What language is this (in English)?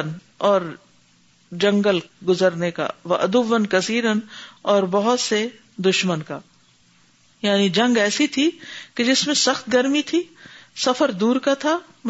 Urdu